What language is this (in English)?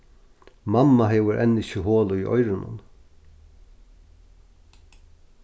Faroese